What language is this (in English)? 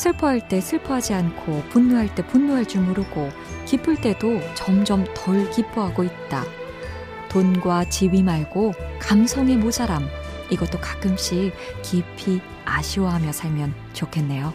Korean